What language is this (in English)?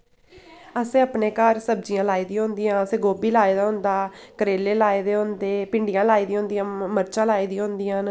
Dogri